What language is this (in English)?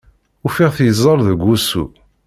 Kabyle